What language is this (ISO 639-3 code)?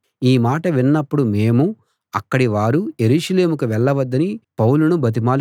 tel